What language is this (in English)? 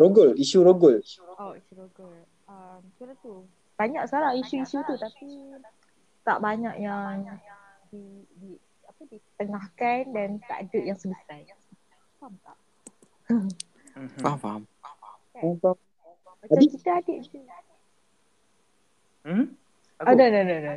Malay